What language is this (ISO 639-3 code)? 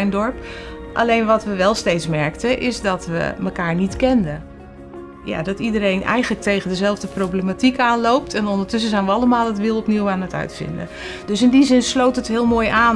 nld